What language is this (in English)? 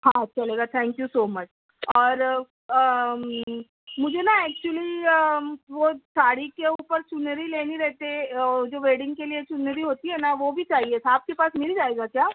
Urdu